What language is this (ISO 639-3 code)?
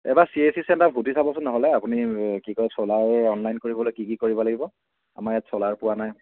asm